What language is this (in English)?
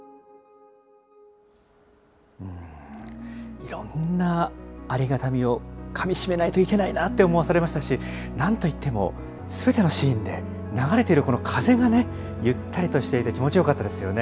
Japanese